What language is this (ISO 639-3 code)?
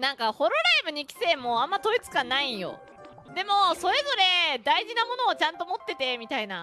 jpn